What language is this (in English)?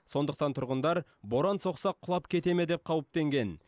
Kazakh